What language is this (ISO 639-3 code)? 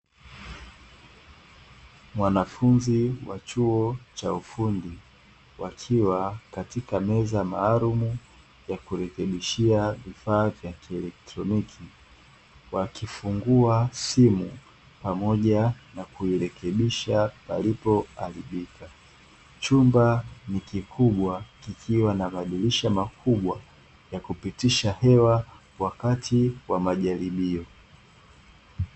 swa